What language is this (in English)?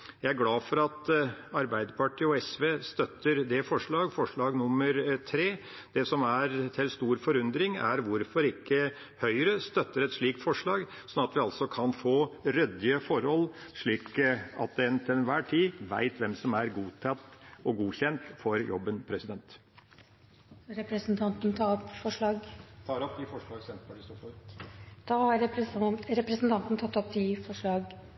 Norwegian